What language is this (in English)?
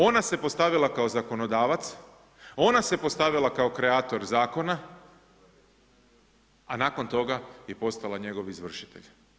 Croatian